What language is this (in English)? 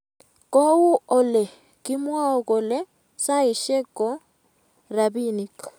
Kalenjin